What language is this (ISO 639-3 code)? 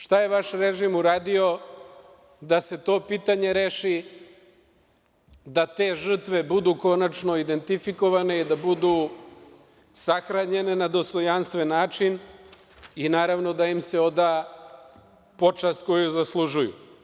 srp